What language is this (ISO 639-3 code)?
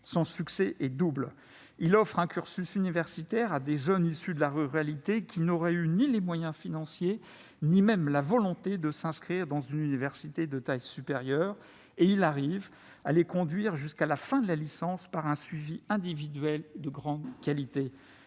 fra